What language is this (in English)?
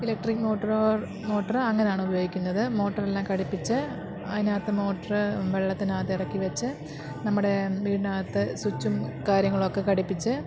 Malayalam